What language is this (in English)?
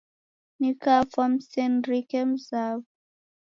Taita